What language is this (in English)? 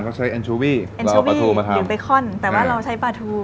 Thai